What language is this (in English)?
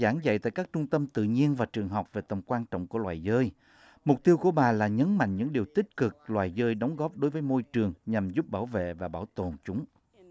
Vietnamese